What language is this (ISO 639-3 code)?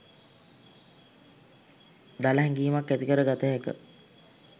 sin